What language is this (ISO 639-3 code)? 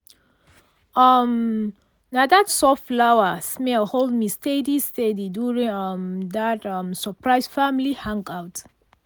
pcm